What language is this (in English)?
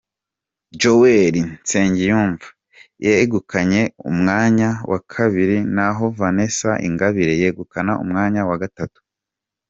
Kinyarwanda